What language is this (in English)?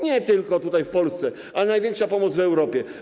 Polish